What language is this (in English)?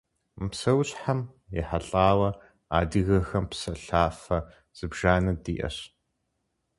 Kabardian